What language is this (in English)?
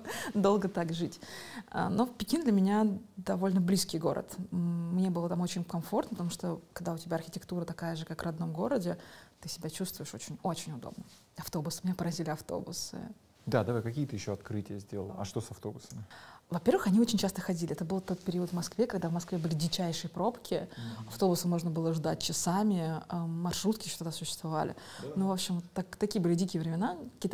Russian